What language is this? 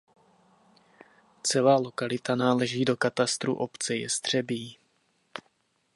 Czech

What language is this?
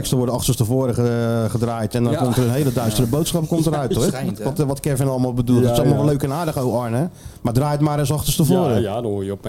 Dutch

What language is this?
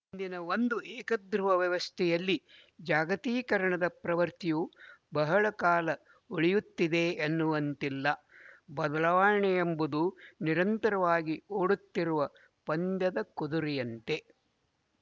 Kannada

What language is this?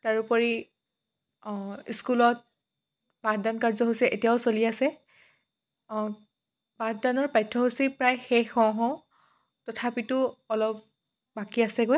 Assamese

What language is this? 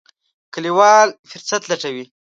Pashto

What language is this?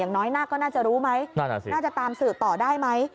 Thai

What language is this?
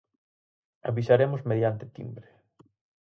Galician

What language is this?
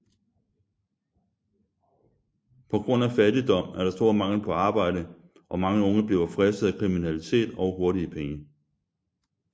Danish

